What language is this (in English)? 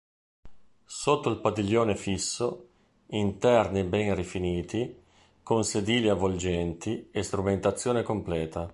Italian